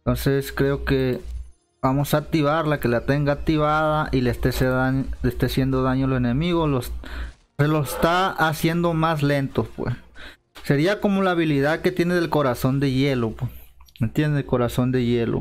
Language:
Spanish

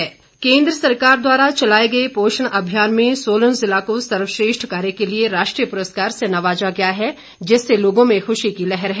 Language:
Hindi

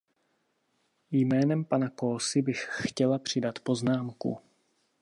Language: Czech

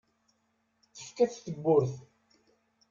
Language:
Kabyle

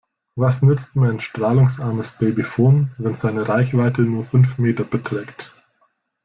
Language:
German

